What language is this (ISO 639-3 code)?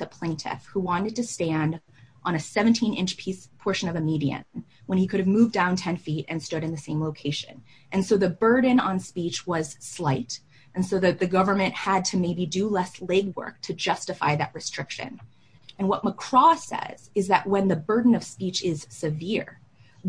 eng